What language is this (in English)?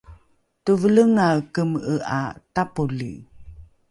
Rukai